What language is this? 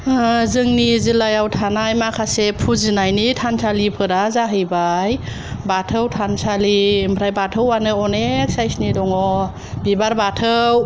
Bodo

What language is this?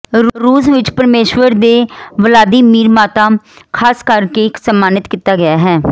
Punjabi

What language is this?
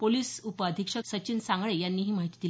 Marathi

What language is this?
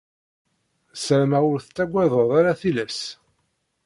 Kabyle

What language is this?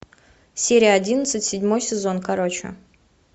Russian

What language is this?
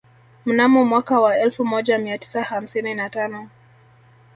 Swahili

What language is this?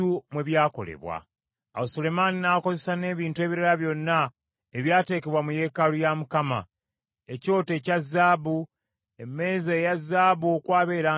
Ganda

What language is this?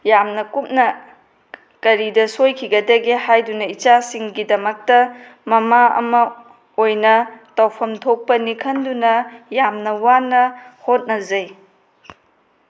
Manipuri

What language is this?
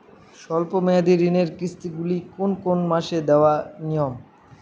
Bangla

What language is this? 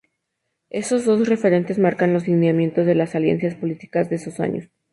Spanish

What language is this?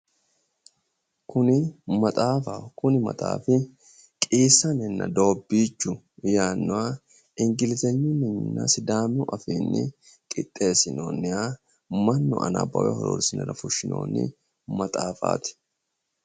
Sidamo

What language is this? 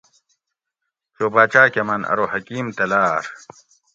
Gawri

